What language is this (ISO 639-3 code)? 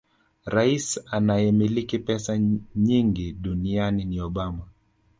swa